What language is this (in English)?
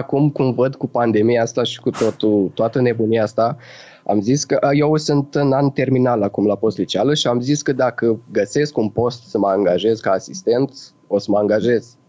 Romanian